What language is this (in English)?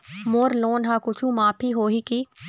Chhattisgarhi